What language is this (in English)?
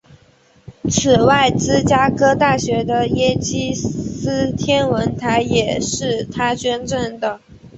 Chinese